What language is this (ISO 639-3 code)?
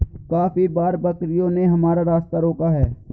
hin